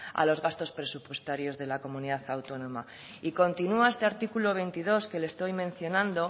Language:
Spanish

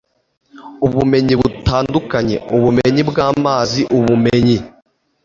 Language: Kinyarwanda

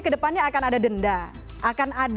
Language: Indonesian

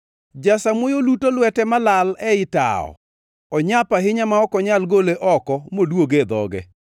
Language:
Luo (Kenya and Tanzania)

